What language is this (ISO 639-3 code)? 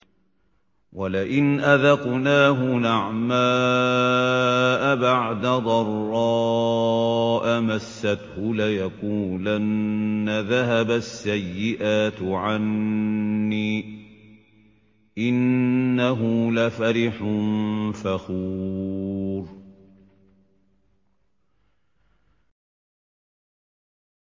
ara